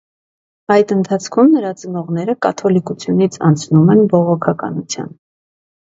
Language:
Armenian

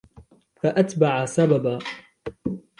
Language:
Arabic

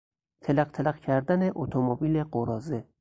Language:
Persian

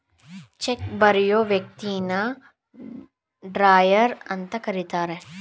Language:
Kannada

